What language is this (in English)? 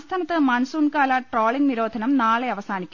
Malayalam